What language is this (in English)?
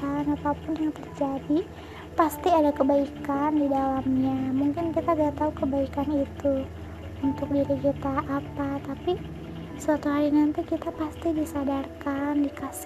Indonesian